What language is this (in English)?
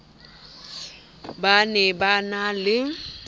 Southern Sotho